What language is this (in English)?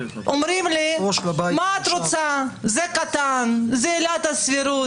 Hebrew